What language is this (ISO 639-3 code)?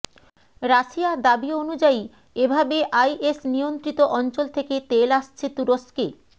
ben